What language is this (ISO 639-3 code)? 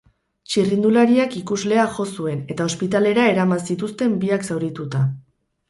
eus